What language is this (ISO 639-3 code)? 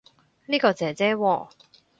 yue